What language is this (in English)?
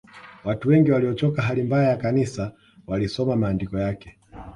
Swahili